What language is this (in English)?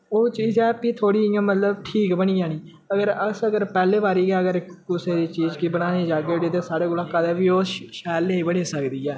Dogri